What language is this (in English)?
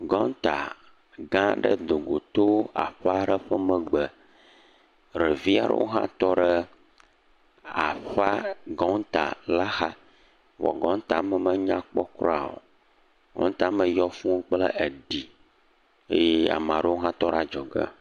Ewe